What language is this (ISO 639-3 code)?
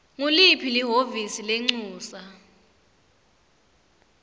ssw